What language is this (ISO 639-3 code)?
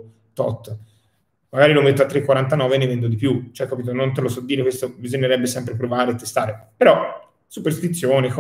ita